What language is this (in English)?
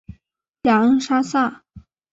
Chinese